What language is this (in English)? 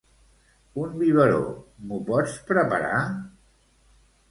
Catalan